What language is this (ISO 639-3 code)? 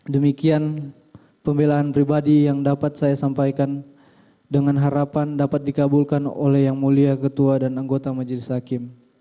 ind